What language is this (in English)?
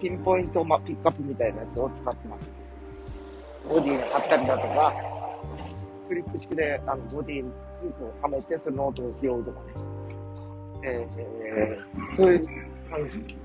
Japanese